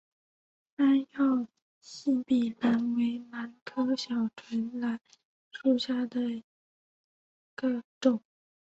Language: Chinese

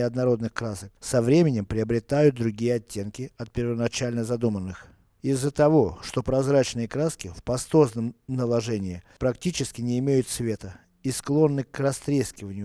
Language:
Russian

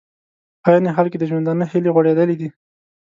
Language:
Pashto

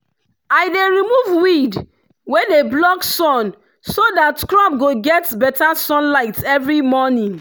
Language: Nigerian Pidgin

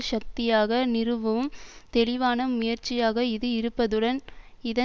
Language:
Tamil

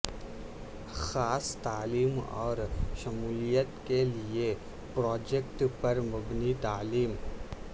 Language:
Urdu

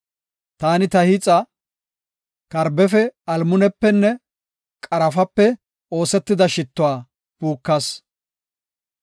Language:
Gofa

